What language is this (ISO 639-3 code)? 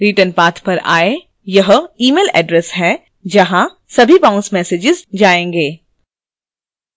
hin